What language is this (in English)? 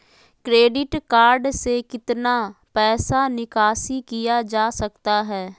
Magahi